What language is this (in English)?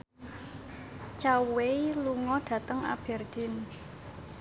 Javanese